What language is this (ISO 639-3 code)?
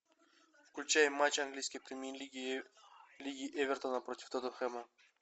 rus